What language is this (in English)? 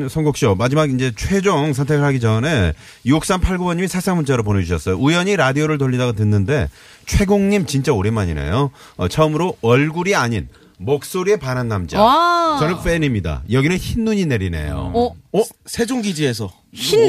Korean